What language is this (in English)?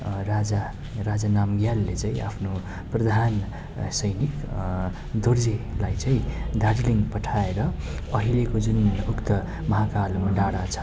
Nepali